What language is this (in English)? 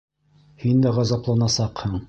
Bashkir